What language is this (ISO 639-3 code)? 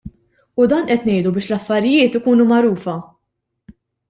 mlt